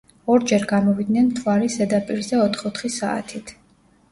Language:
Georgian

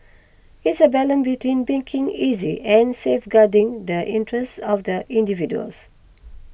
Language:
English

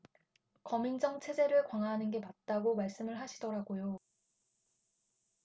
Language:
Korean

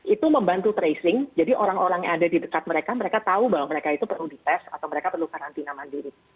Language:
Indonesian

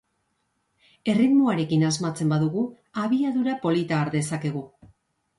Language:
Basque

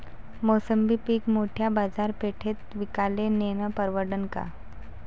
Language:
Marathi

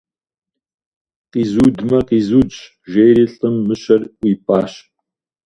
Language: Kabardian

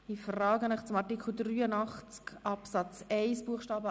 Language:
Swiss German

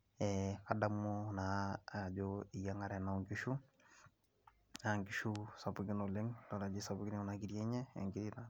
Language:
Masai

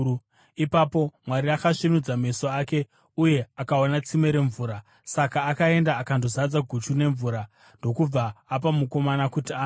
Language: Shona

